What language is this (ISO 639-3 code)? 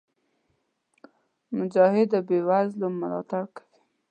pus